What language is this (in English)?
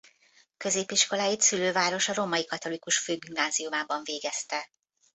Hungarian